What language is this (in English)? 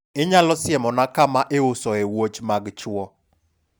Luo (Kenya and Tanzania)